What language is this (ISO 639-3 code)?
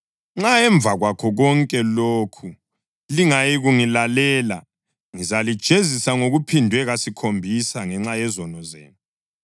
nde